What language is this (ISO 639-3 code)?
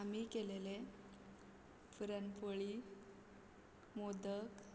kok